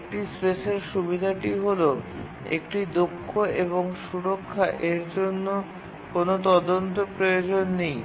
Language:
Bangla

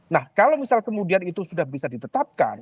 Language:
Indonesian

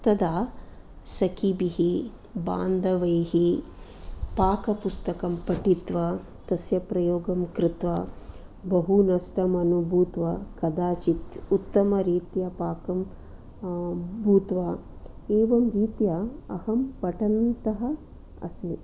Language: Sanskrit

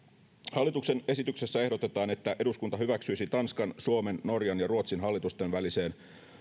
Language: Finnish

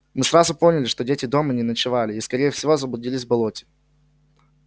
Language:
Russian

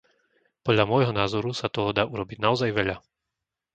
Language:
Slovak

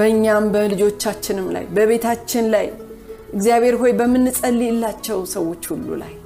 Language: Amharic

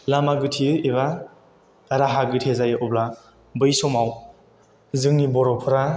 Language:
Bodo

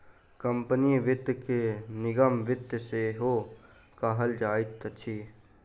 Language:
Maithili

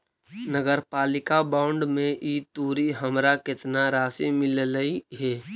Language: Magahi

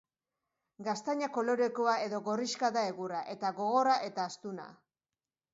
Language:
Basque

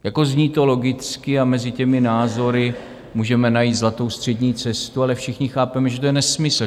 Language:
Czech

